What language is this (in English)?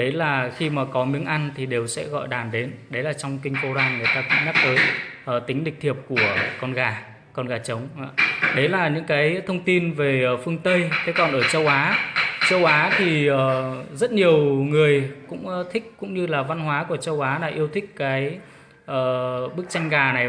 Vietnamese